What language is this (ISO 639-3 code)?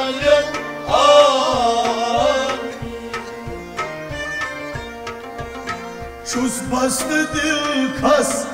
ara